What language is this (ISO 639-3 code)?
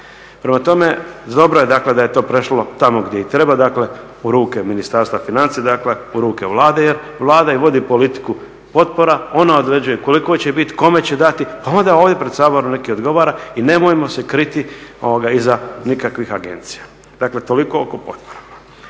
hrv